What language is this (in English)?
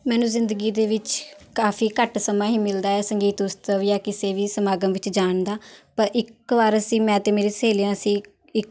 Punjabi